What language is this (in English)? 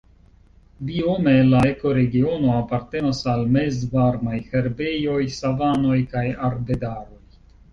Esperanto